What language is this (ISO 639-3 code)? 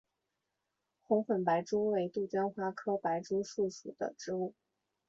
zho